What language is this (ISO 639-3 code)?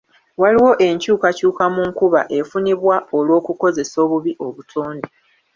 lug